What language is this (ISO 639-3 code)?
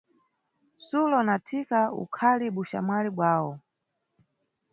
nyu